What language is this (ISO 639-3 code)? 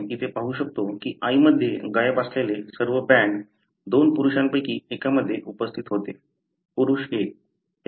mar